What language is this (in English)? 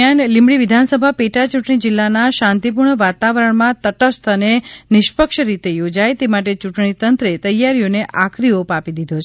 Gujarati